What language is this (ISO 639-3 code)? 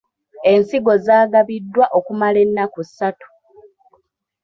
lug